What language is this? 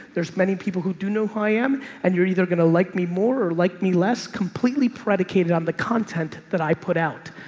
English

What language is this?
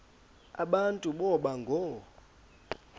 Xhosa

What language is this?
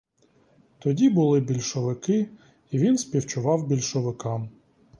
Ukrainian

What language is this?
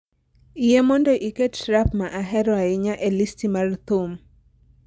Luo (Kenya and Tanzania)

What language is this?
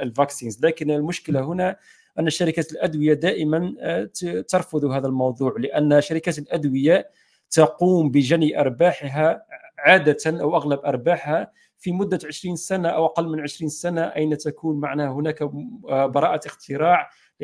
Arabic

